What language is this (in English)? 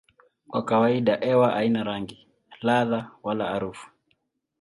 Swahili